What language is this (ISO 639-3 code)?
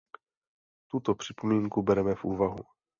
ces